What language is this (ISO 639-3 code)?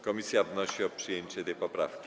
pol